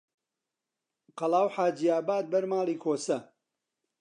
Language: Central Kurdish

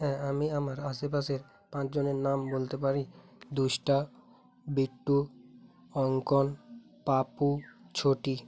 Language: Bangla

